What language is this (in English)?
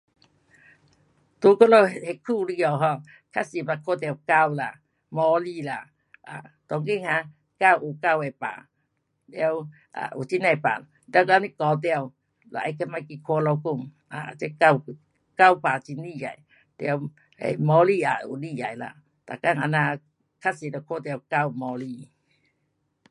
Pu-Xian Chinese